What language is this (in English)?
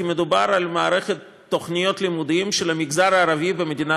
Hebrew